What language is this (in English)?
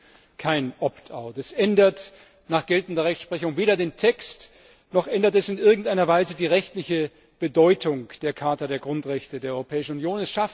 German